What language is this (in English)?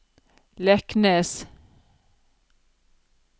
Norwegian